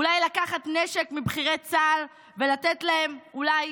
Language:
Hebrew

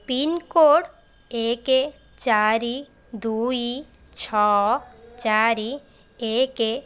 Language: Odia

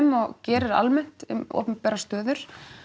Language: Icelandic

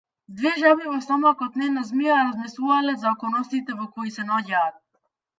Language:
Macedonian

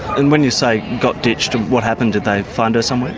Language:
English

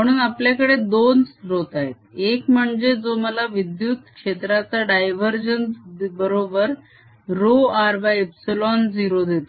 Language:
Marathi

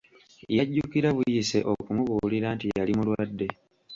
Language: Ganda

